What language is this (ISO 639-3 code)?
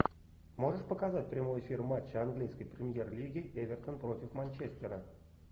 rus